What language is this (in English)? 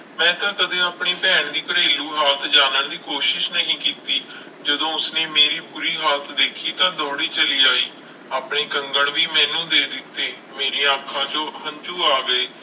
Punjabi